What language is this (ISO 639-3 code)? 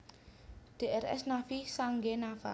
jav